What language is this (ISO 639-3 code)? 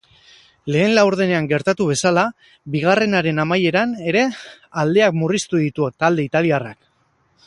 eus